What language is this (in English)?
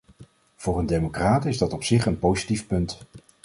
Dutch